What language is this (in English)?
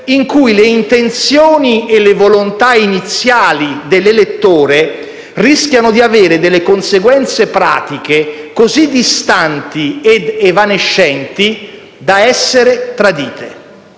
Italian